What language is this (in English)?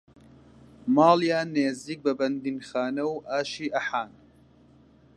Central Kurdish